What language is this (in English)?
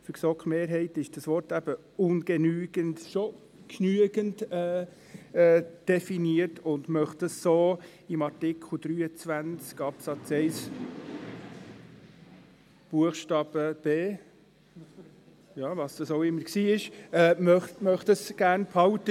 Swiss German